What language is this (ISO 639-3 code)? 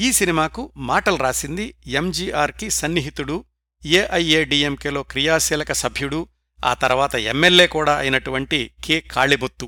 tel